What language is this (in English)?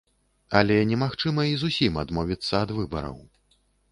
Belarusian